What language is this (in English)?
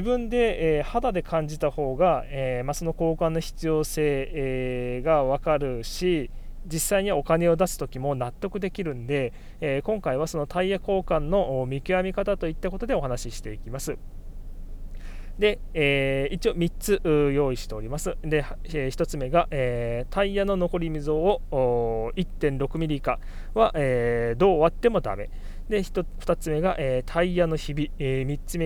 Japanese